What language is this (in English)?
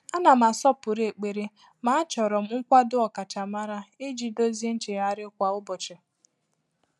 Igbo